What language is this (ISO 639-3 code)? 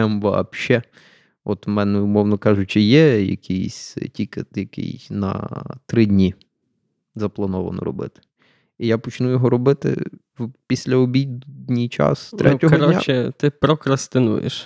ukr